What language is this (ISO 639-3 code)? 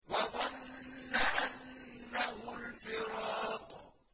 ara